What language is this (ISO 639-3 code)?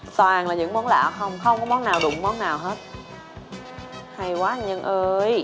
vie